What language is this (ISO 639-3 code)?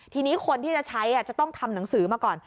tha